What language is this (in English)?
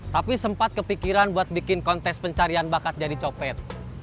Indonesian